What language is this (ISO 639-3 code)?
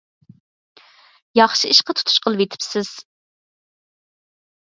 uig